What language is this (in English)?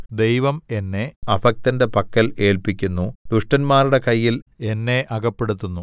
Malayalam